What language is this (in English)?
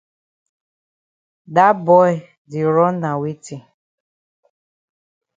Cameroon Pidgin